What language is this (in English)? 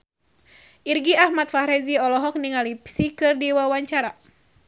Sundanese